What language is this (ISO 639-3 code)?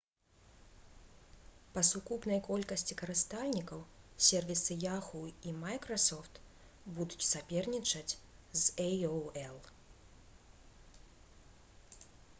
bel